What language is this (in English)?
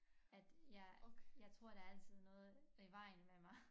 Danish